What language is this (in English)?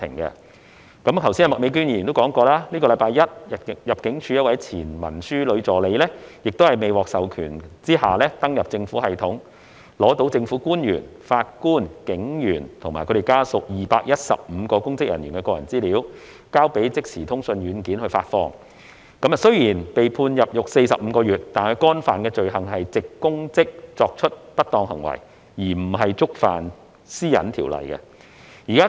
Cantonese